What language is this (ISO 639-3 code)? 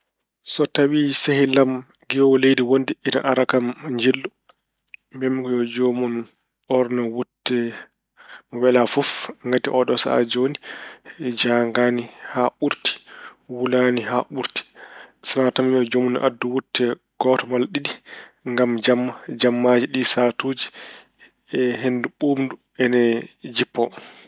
ful